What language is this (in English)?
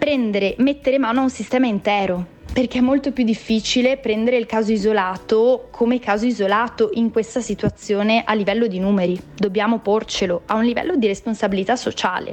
Italian